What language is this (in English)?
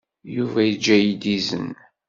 Kabyle